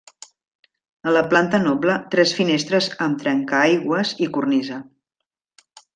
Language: Catalan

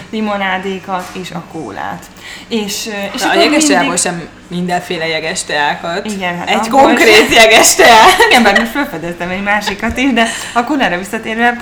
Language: Hungarian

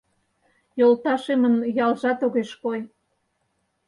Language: Mari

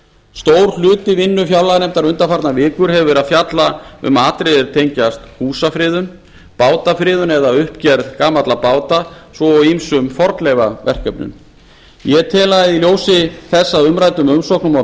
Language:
Icelandic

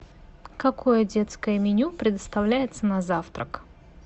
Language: Russian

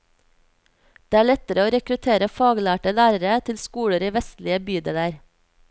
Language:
Norwegian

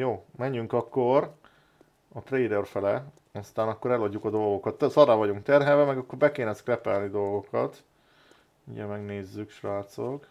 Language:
Hungarian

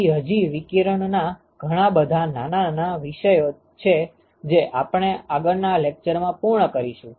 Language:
Gujarati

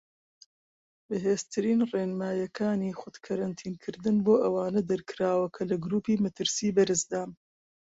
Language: Central Kurdish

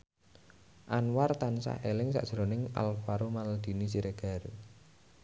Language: Javanese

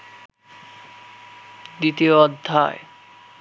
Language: Bangla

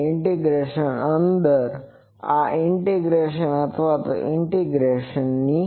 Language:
Gujarati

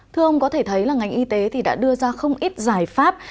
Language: Vietnamese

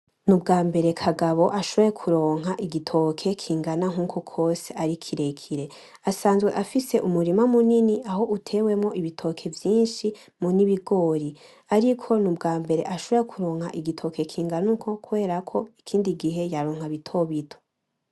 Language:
Rundi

